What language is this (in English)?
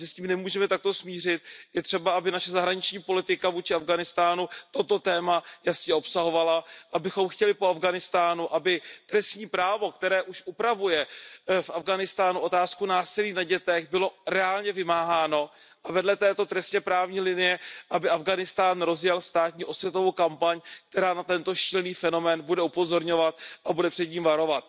Czech